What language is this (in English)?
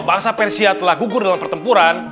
Indonesian